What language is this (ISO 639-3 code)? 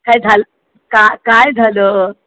mar